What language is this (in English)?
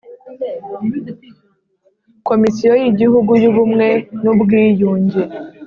Kinyarwanda